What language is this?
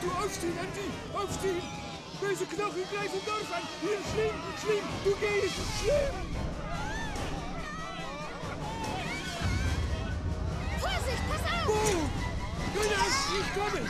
German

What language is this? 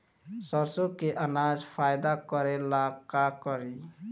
Bhojpuri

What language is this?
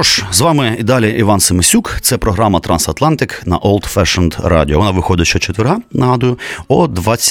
Ukrainian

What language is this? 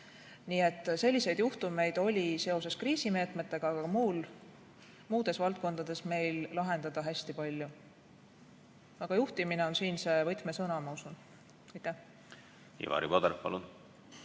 Estonian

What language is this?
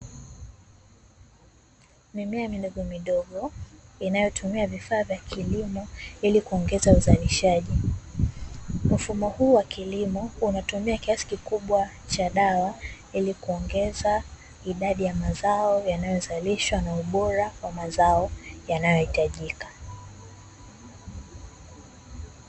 Swahili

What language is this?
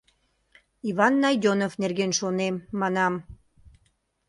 Mari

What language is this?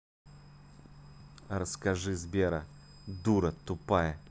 Russian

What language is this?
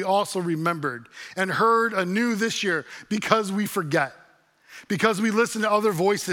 English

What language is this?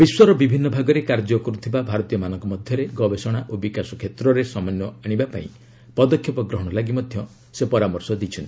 Odia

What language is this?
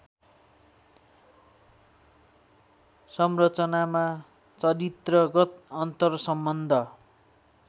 Nepali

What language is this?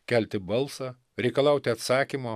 Lithuanian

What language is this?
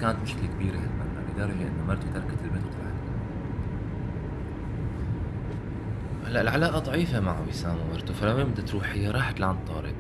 Arabic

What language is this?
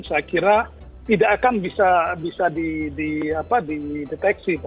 Indonesian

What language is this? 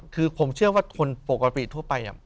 Thai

